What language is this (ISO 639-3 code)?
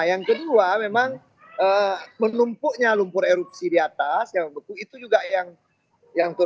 ind